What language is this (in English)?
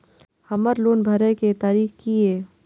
Maithili